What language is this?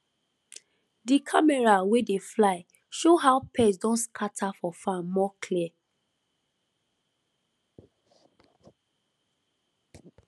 Nigerian Pidgin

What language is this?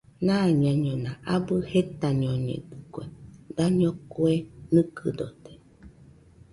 Nüpode Huitoto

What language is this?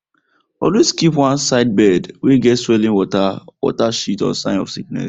Nigerian Pidgin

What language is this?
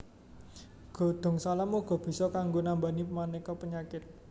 Javanese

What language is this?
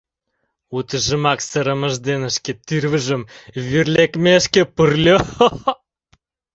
Mari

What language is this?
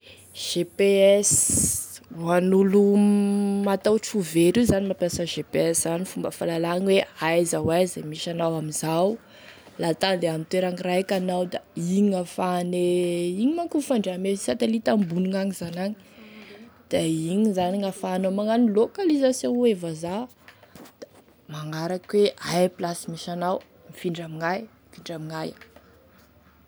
Tesaka Malagasy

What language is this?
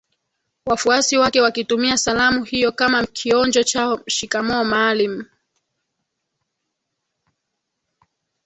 Swahili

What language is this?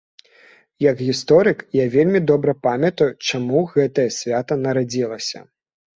Belarusian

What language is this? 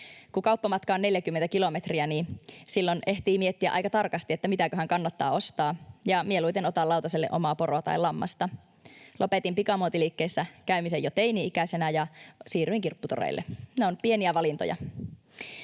Finnish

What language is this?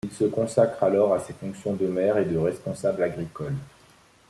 French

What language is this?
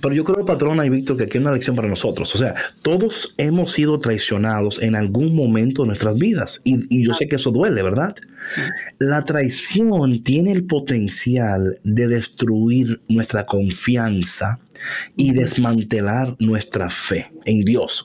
Spanish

